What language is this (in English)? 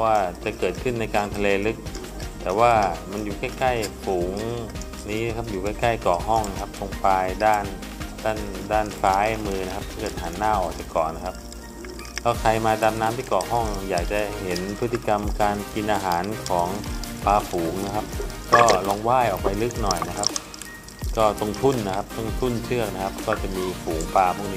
Thai